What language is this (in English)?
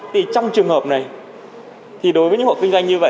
Vietnamese